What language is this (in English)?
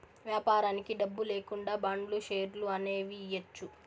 Telugu